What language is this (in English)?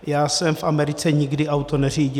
Czech